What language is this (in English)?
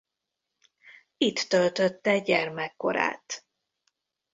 Hungarian